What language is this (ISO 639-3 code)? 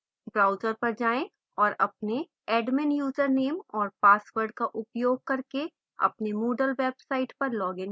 hin